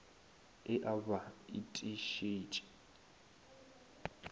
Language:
Northern Sotho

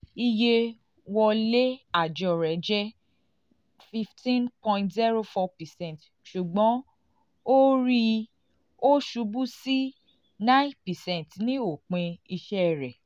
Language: Yoruba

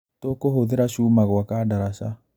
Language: Kikuyu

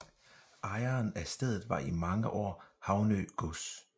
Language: Danish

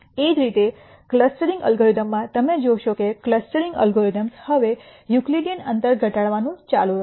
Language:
Gujarati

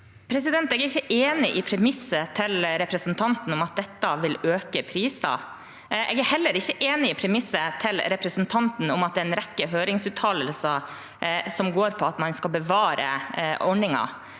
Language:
Norwegian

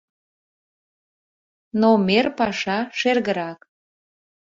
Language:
Mari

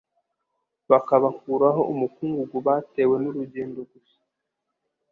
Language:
Kinyarwanda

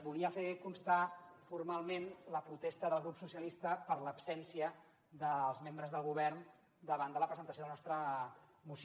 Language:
Catalan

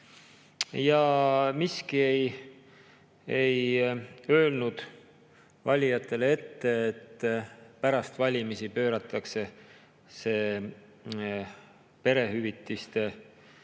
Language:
Estonian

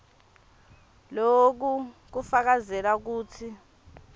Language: Swati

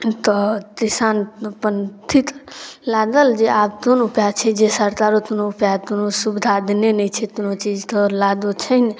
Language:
Maithili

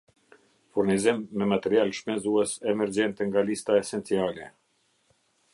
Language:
Albanian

